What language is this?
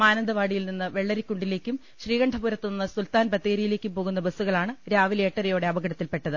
Malayalam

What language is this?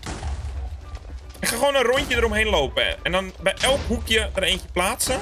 Dutch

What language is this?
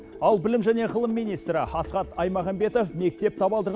Kazakh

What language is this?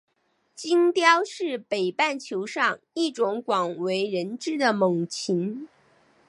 Chinese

